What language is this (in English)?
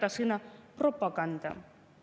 Estonian